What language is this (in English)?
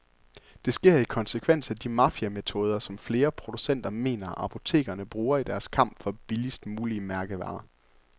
Danish